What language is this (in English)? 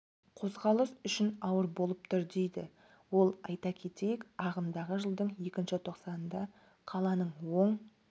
Kazakh